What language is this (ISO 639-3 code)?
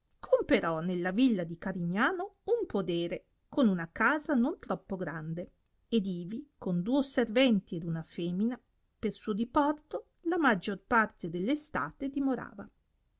ita